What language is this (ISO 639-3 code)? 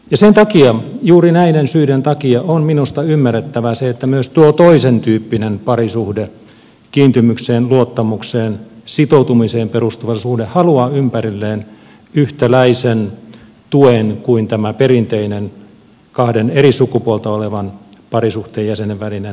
fin